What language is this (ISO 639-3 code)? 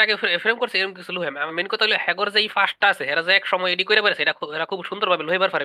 ben